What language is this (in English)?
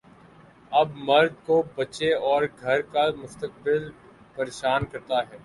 Urdu